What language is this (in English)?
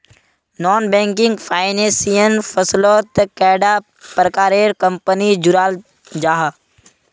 Magahi